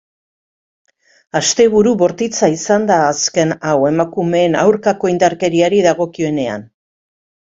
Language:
Basque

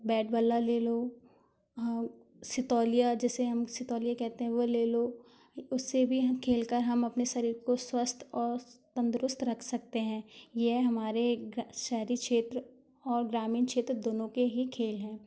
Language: Hindi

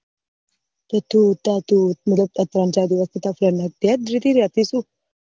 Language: Gujarati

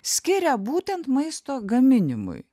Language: Lithuanian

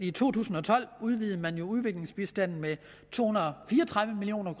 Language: Danish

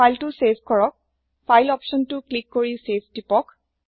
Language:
Assamese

